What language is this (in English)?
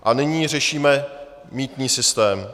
Czech